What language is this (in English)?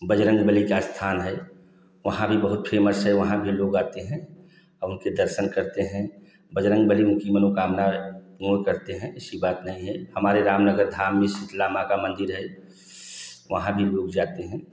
Hindi